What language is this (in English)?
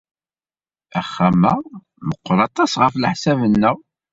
Kabyle